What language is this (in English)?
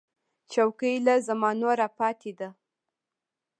Pashto